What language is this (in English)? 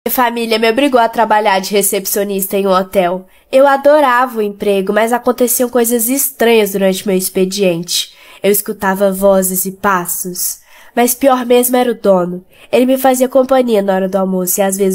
Portuguese